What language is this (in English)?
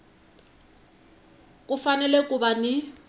Tsonga